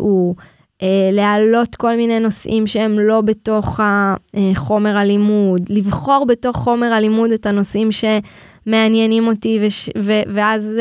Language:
Hebrew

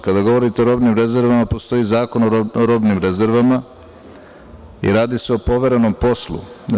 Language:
Serbian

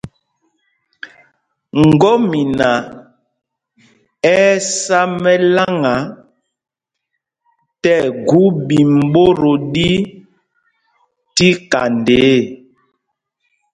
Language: Mpumpong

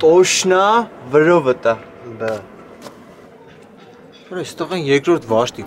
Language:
Turkish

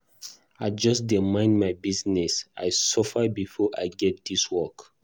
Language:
Nigerian Pidgin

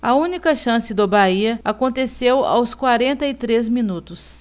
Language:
Portuguese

